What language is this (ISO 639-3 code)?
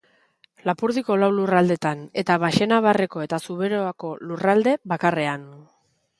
eus